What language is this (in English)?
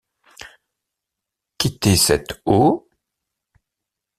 French